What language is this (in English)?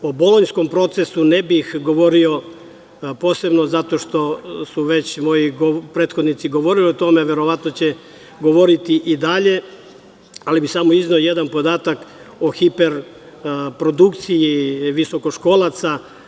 Serbian